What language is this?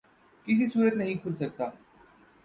Urdu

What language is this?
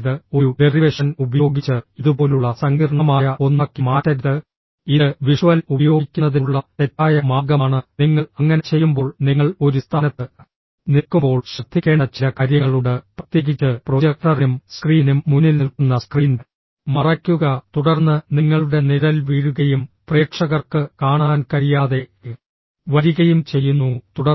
Malayalam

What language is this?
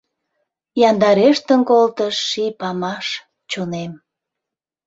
Mari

